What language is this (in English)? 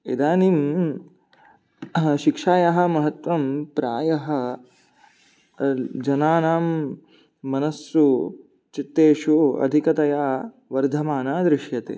Sanskrit